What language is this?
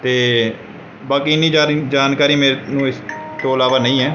Punjabi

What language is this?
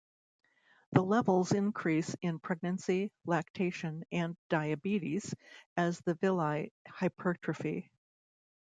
English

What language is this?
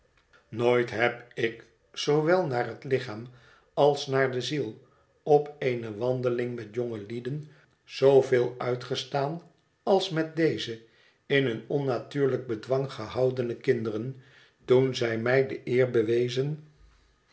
Dutch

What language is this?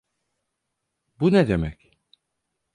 Turkish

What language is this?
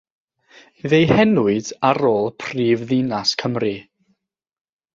Welsh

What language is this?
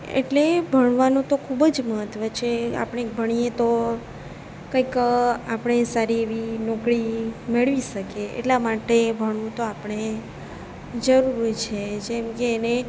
Gujarati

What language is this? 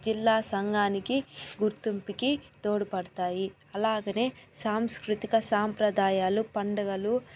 Telugu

